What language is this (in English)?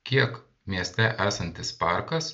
Lithuanian